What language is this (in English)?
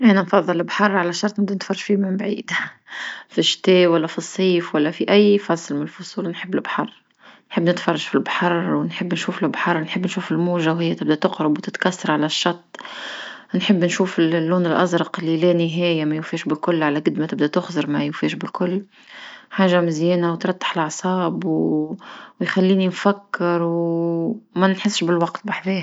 Tunisian Arabic